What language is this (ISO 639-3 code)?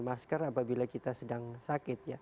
ind